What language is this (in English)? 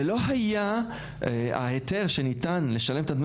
Hebrew